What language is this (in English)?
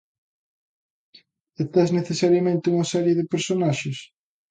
Galician